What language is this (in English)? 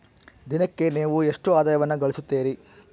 Kannada